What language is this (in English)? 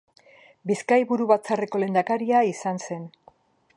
Basque